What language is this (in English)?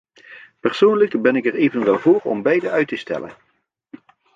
Dutch